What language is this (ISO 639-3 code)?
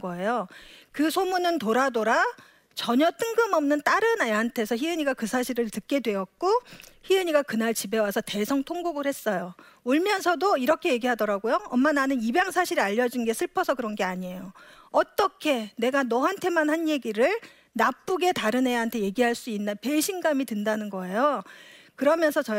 kor